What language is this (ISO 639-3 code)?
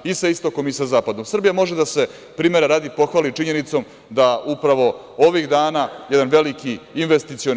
srp